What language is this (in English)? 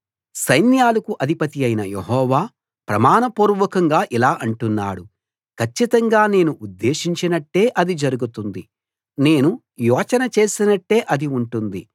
Telugu